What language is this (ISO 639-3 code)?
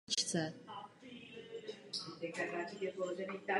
ces